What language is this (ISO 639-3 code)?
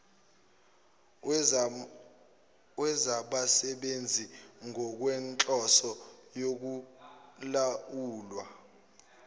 zul